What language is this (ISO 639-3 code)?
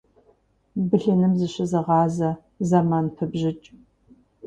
kbd